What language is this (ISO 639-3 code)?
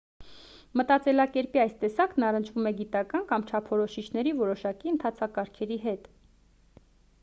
hye